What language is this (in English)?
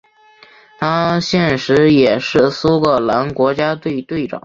Chinese